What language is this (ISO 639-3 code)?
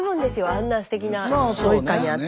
jpn